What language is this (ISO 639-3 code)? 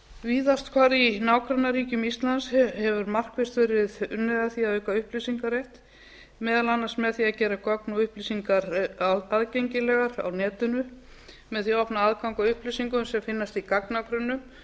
isl